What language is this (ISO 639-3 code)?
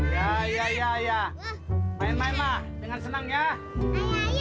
ind